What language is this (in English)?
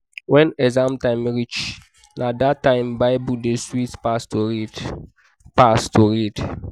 Nigerian Pidgin